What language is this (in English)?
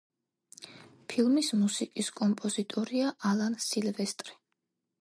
Georgian